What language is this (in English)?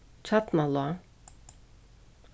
Faroese